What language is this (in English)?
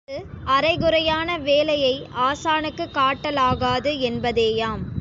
Tamil